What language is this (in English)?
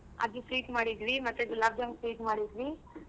Kannada